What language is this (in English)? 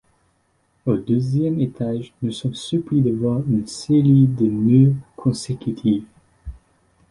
French